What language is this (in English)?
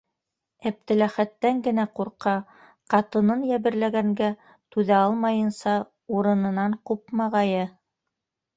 Bashkir